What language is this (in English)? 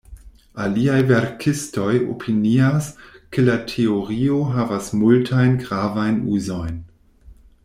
Esperanto